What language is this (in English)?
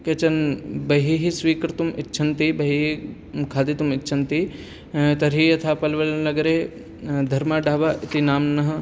Sanskrit